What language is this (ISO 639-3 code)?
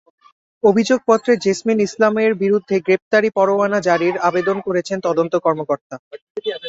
ben